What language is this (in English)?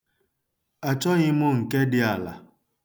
Igbo